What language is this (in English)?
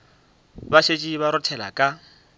Northern Sotho